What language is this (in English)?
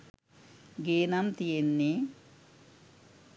Sinhala